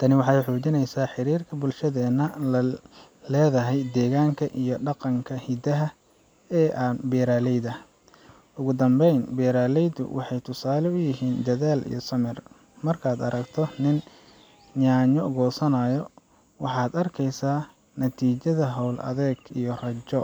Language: Somali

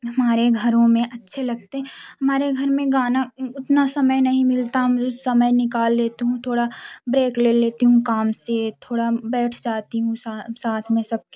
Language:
Hindi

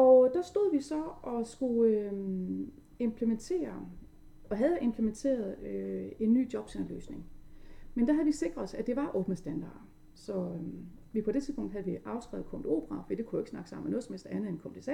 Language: Danish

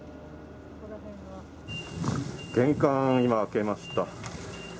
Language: Japanese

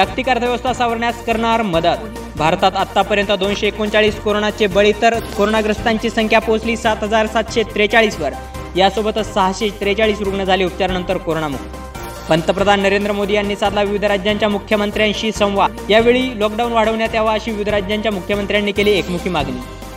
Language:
Marathi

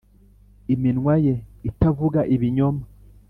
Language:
Kinyarwanda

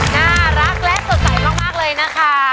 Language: Thai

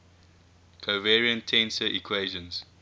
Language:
English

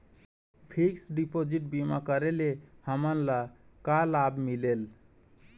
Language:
Chhattisgarhi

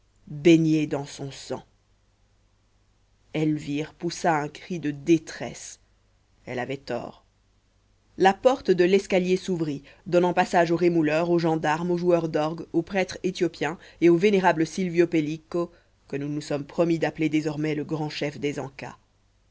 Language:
French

